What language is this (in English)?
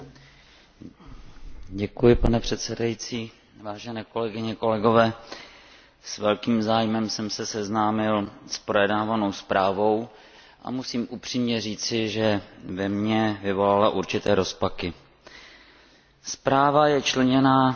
Czech